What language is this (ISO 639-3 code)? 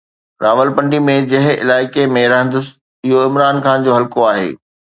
snd